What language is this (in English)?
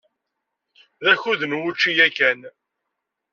Kabyle